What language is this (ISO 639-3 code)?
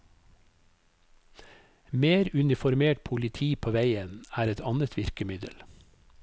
nor